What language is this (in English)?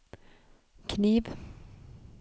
Norwegian